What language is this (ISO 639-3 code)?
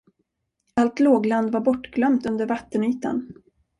swe